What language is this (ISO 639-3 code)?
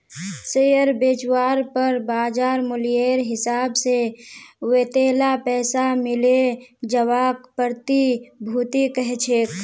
mag